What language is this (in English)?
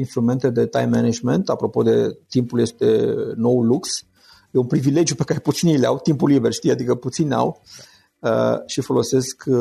Romanian